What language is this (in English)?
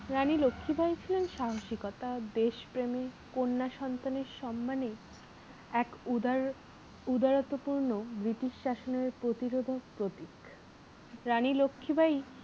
Bangla